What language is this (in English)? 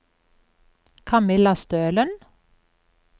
Norwegian